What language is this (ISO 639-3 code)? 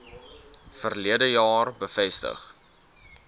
afr